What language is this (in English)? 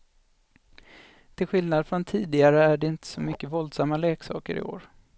Swedish